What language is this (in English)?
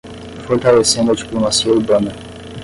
Portuguese